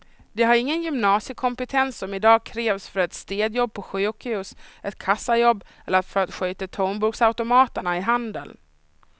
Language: Swedish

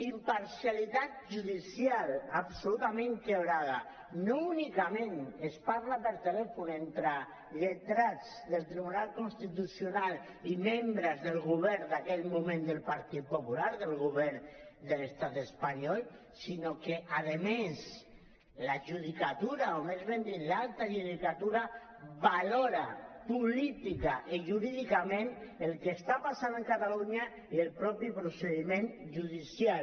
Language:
Catalan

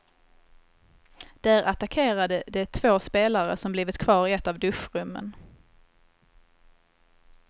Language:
Swedish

